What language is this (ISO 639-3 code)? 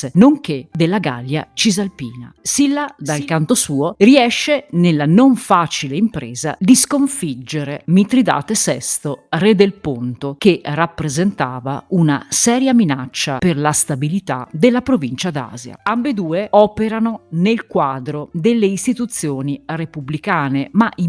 ita